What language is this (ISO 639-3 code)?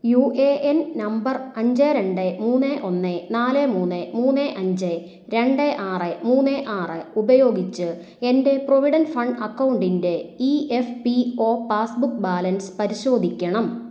mal